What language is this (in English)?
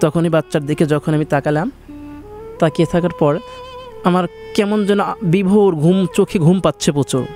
Bangla